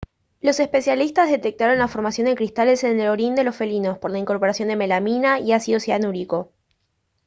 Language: Spanish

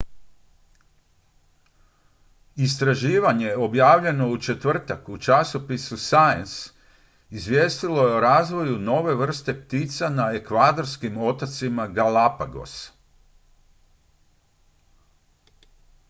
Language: Croatian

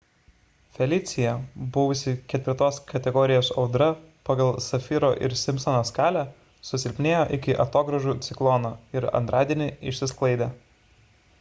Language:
Lithuanian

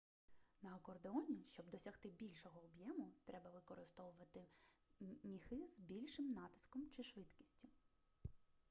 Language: Ukrainian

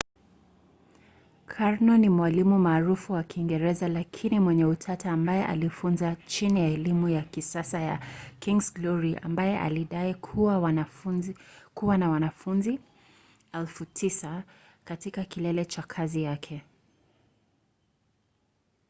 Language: Swahili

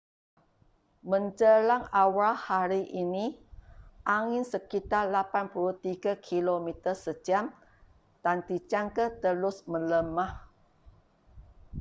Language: Malay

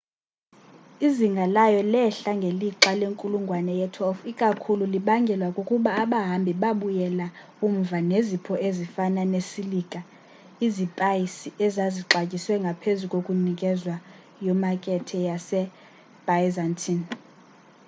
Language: Xhosa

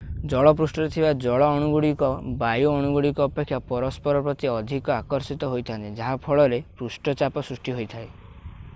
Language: Odia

